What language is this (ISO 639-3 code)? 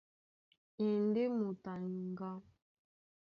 dua